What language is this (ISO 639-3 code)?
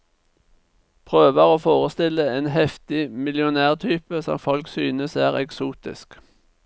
nor